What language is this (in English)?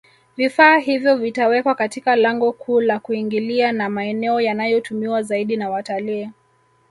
Swahili